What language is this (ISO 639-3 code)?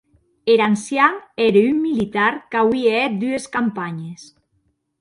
oci